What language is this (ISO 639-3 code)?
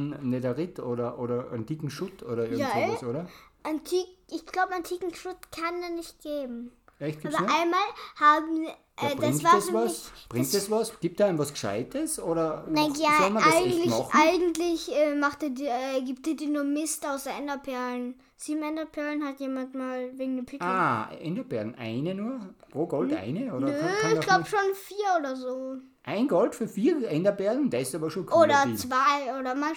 deu